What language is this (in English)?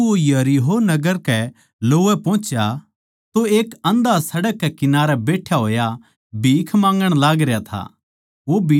Haryanvi